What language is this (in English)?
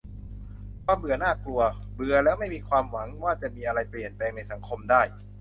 Thai